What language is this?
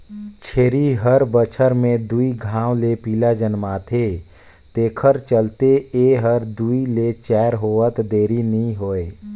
Chhattisgarhi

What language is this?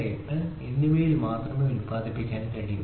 Malayalam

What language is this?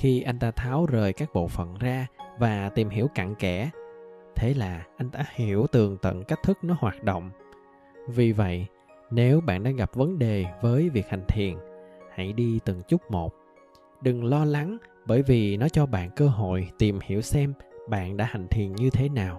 Vietnamese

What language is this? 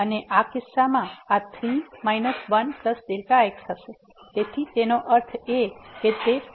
Gujarati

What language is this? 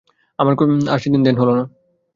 Bangla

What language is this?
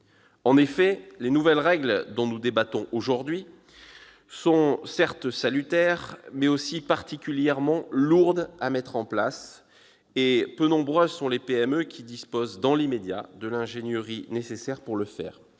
French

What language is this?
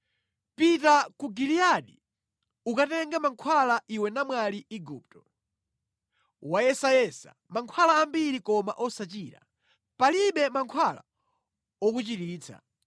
Nyanja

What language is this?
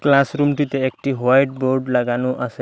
Bangla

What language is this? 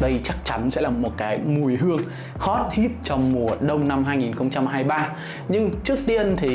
Vietnamese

